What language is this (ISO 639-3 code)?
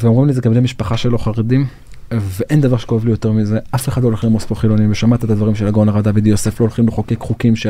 heb